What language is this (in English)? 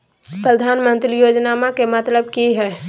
Magahi